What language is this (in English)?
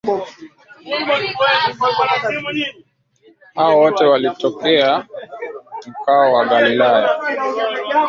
Swahili